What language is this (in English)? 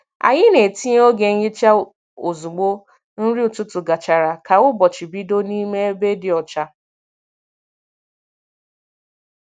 Igbo